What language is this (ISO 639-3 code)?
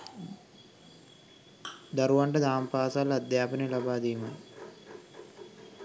sin